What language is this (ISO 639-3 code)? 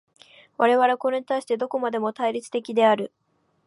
jpn